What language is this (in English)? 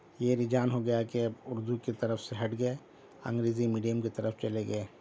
Urdu